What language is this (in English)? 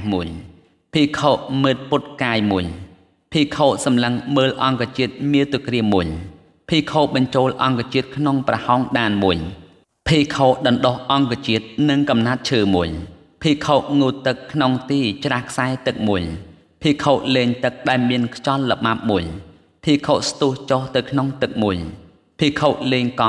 Thai